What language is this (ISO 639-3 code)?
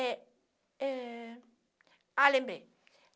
por